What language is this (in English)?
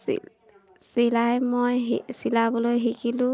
Assamese